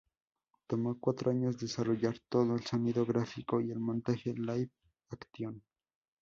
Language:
Spanish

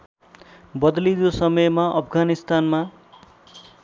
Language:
Nepali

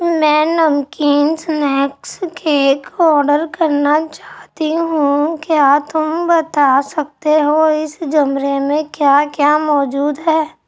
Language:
Urdu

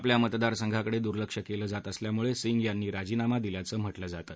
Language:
Marathi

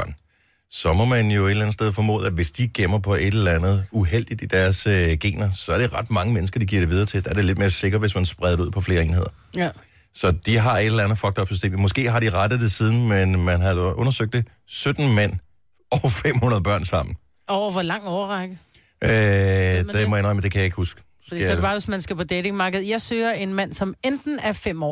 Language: Danish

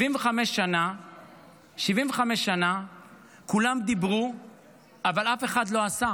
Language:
Hebrew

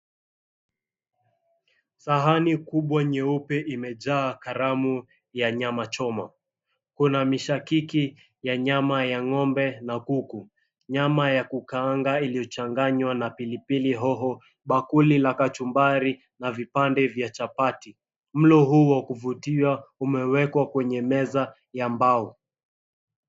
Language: Swahili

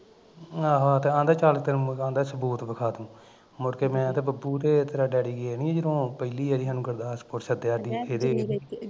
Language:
Punjabi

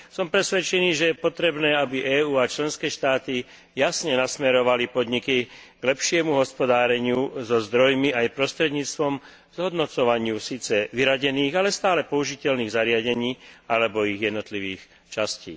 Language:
Slovak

